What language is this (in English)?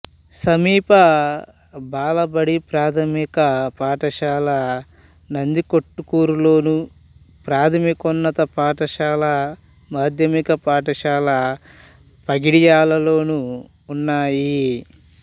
Telugu